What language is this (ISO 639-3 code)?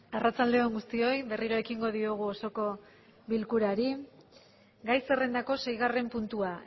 eus